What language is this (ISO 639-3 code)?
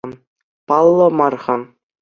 chv